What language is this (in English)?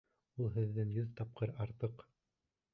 Bashkir